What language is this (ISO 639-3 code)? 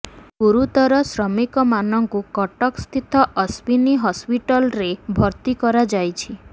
ori